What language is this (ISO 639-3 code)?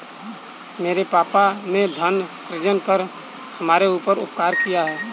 hin